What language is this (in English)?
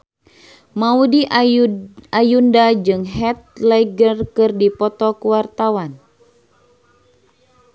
Sundanese